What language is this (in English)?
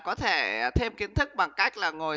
Vietnamese